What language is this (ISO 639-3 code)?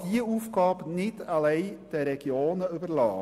gsw